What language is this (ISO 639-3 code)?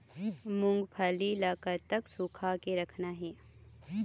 hne